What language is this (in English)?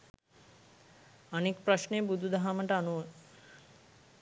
Sinhala